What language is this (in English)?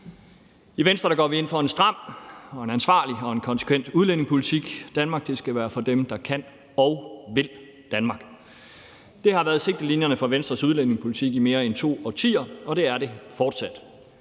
Danish